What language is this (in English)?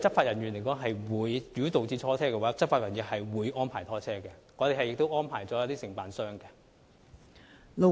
Cantonese